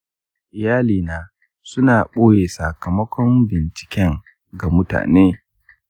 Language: Hausa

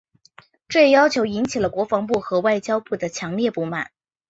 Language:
Chinese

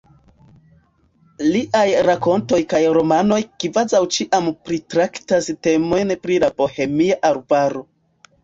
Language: Esperanto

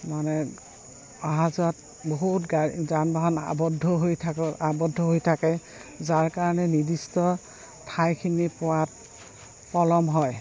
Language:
Assamese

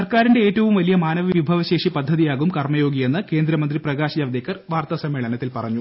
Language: Malayalam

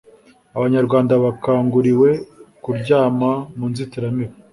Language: Kinyarwanda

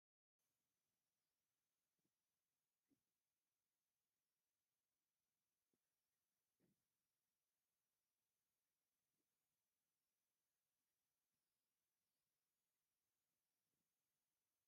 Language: Tigrinya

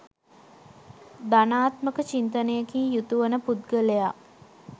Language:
Sinhala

